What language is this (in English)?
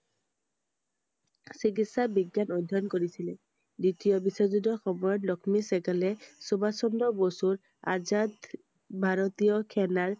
Assamese